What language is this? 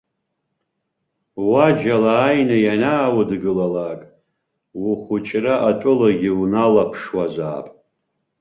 Abkhazian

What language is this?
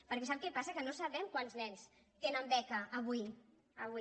Catalan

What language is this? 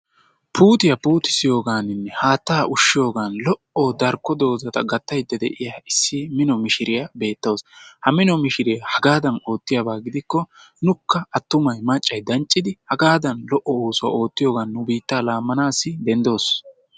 Wolaytta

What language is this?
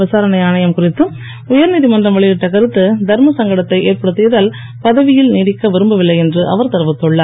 Tamil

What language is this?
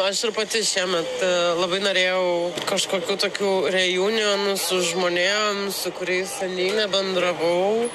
Lithuanian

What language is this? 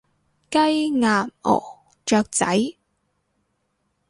Cantonese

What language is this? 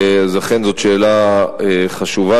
Hebrew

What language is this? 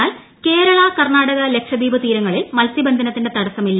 Malayalam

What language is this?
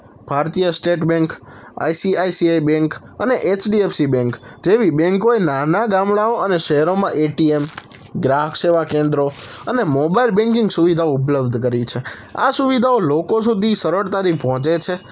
Gujarati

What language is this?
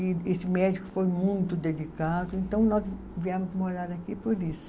Portuguese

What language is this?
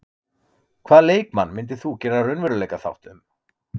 Icelandic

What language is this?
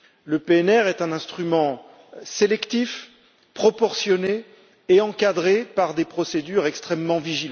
French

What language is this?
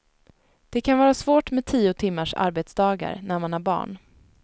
Swedish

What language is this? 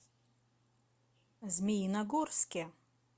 Russian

